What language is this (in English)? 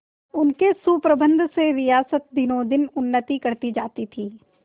Hindi